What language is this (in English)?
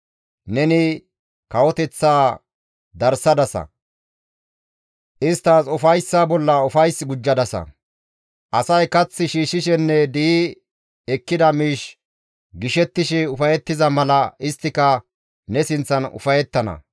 Gamo